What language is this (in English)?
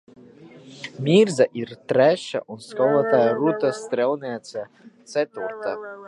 Latvian